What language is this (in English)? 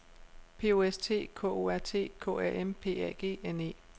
Danish